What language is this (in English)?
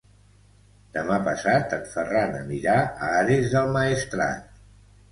Catalan